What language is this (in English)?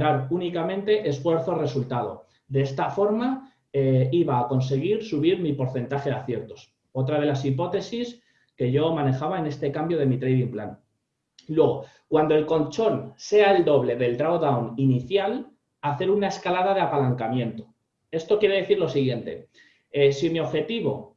Spanish